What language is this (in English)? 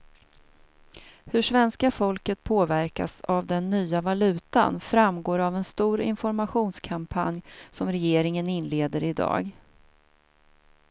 Swedish